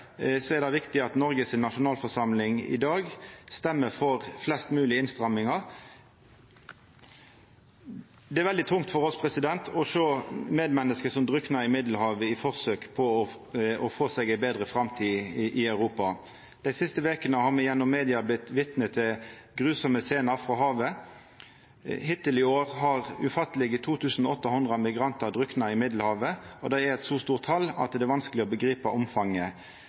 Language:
Norwegian Nynorsk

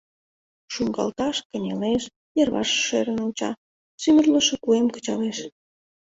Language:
Mari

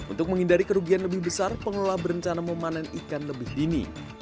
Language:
Indonesian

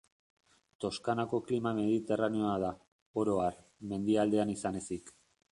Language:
Basque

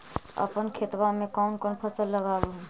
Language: Magahi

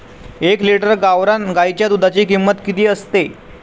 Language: Marathi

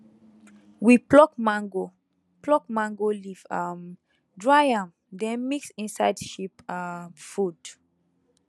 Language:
Nigerian Pidgin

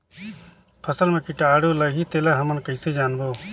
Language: Chhattisgarhi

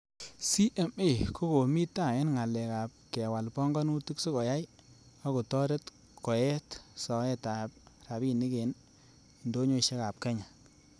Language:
Kalenjin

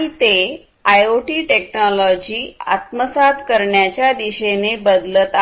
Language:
Marathi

